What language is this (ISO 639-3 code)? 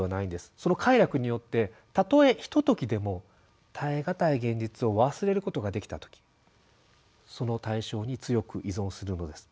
jpn